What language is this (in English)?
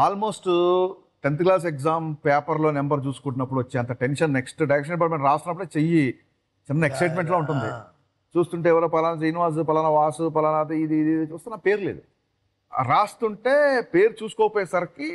Telugu